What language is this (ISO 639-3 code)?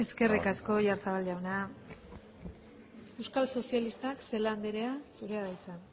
eus